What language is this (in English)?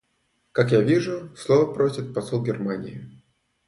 Russian